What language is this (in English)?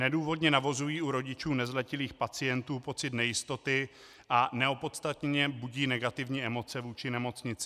Czech